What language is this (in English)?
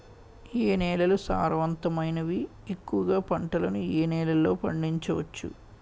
Telugu